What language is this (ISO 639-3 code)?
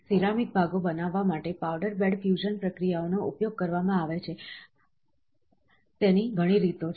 guj